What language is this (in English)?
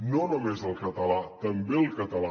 Catalan